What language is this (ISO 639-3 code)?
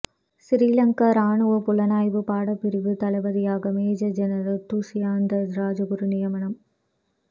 tam